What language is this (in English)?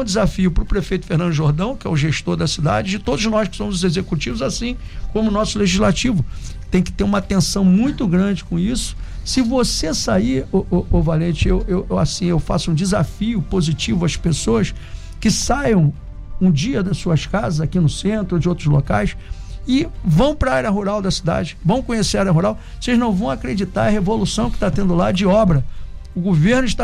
Portuguese